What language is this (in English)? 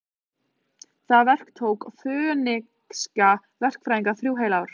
Icelandic